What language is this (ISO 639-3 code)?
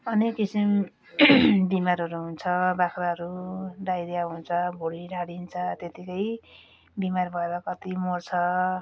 nep